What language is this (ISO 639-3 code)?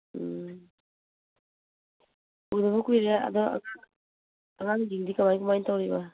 mni